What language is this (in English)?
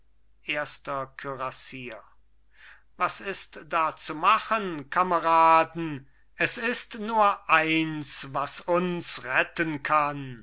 German